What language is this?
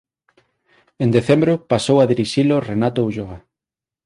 Galician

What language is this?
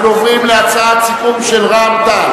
Hebrew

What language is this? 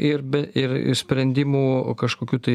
Lithuanian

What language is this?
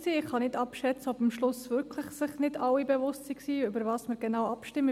Swiss German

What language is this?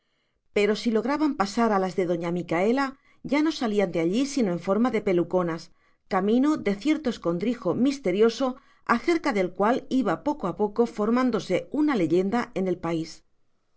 Spanish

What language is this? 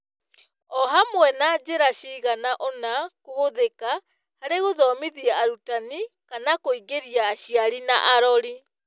Kikuyu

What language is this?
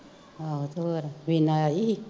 Punjabi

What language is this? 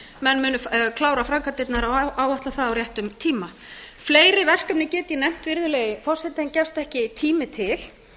Icelandic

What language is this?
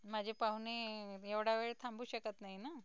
Marathi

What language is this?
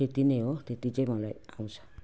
Nepali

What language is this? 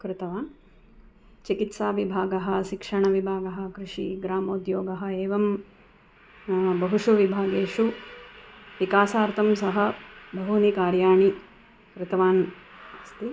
Sanskrit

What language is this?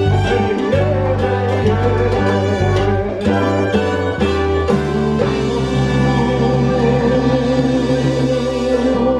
Spanish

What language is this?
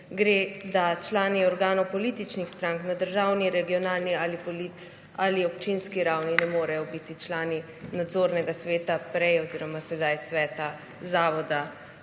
Slovenian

